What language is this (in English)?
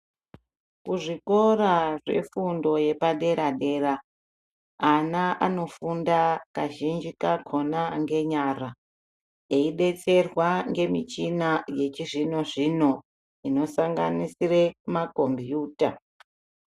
Ndau